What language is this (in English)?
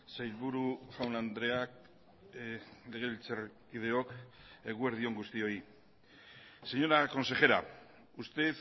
Basque